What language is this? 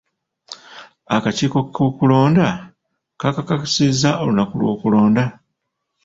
Ganda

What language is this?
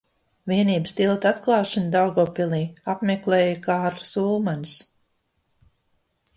Latvian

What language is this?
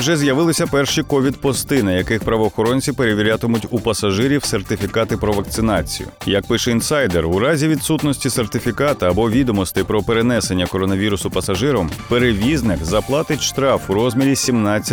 Ukrainian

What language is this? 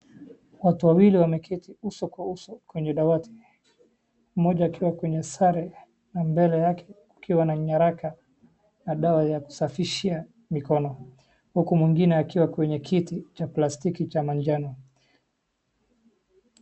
Swahili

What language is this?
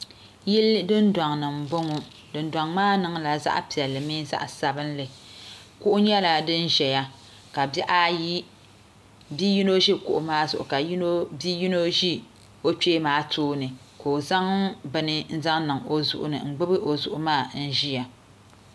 Dagbani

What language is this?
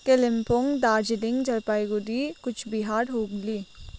Nepali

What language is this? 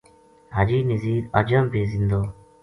Gujari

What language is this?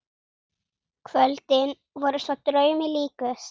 Icelandic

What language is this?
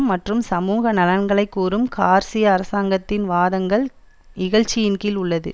Tamil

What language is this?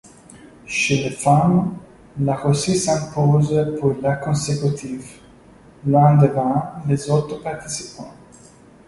French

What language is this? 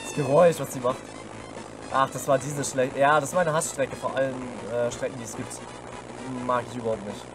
German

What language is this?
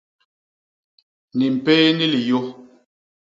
Basaa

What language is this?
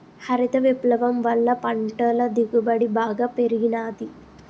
Telugu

